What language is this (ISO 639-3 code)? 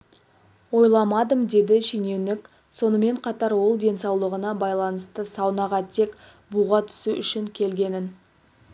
kaz